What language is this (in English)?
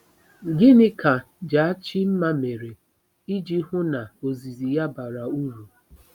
Igbo